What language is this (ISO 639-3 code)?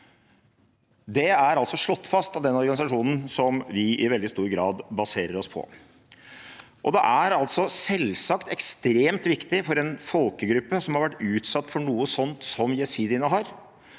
nor